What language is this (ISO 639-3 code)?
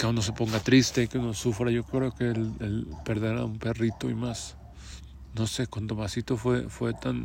spa